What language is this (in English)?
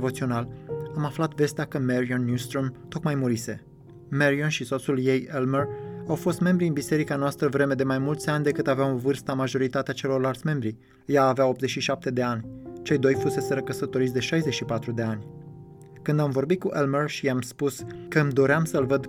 Romanian